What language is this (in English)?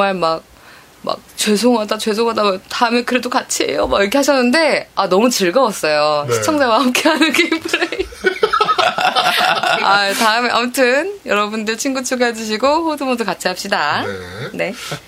Korean